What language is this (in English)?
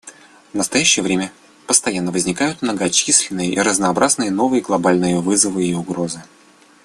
Russian